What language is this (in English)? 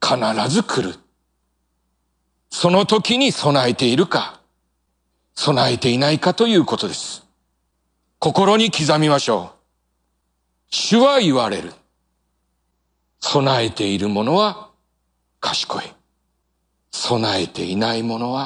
Japanese